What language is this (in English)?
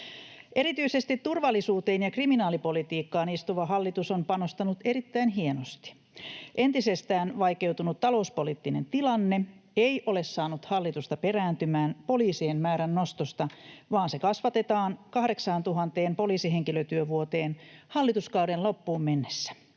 Finnish